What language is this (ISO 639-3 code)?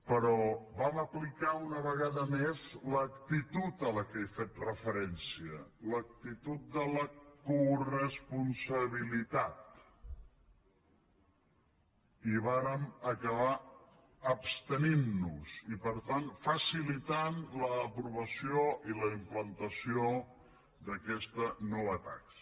cat